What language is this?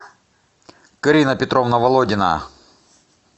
Russian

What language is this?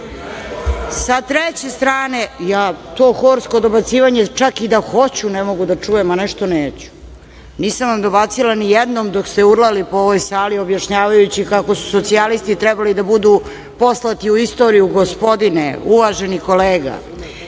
Serbian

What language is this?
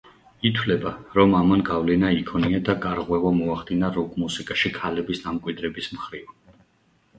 Georgian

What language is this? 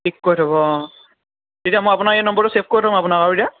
Assamese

